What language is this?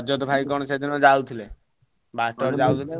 Odia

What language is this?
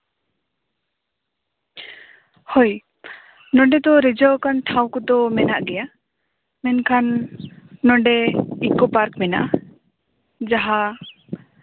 Santali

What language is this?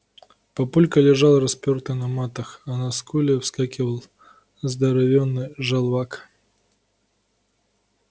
Russian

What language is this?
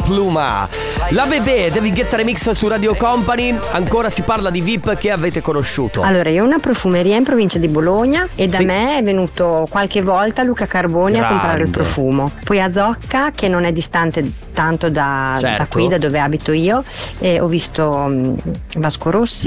Italian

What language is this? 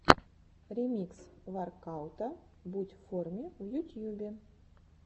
Russian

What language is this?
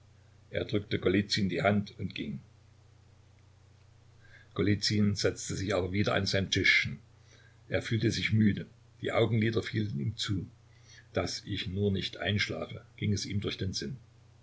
German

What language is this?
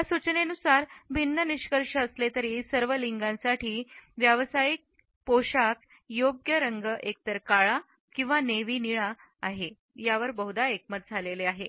Marathi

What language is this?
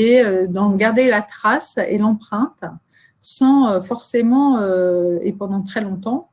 French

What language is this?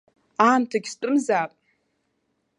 Abkhazian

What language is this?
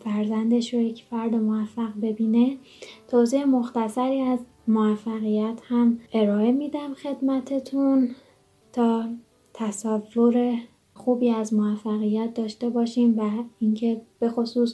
Persian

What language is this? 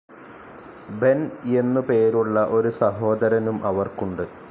Malayalam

